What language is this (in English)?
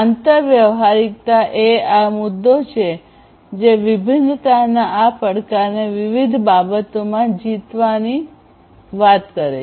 Gujarati